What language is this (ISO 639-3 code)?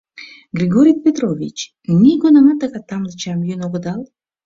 chm